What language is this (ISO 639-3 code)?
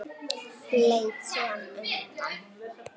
isl